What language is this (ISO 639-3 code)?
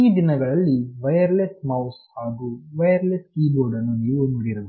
kan